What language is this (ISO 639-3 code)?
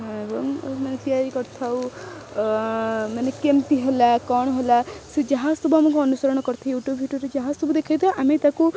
ori